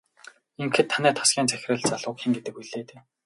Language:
Mongolian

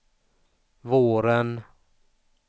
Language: Swedish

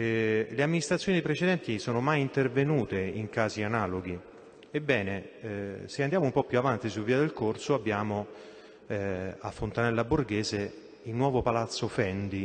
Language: Italian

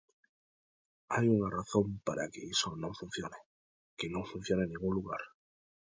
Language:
Galician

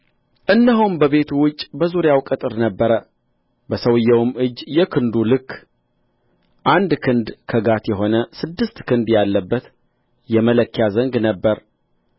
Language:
Amharic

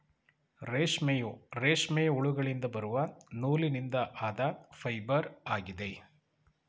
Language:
Kannada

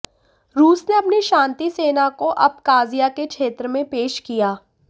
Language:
Hindi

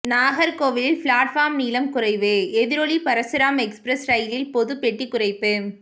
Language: Tamil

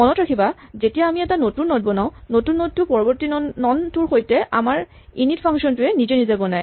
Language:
Assamese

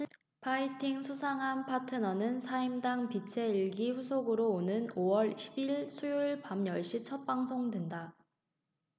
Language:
Korean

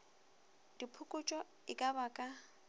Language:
Northern Sotho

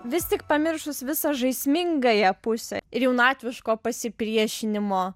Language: Lithuanian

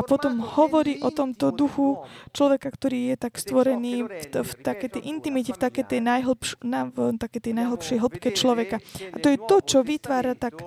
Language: Slovak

